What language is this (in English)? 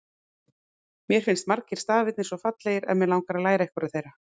Icelandic